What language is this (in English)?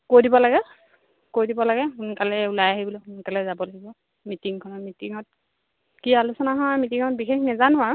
Assamese